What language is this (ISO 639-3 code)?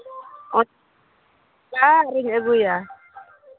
sat